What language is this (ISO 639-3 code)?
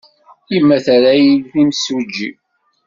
kab